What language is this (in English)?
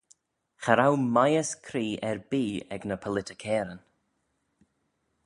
Manx